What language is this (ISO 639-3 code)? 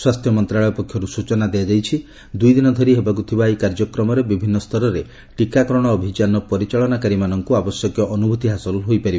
ori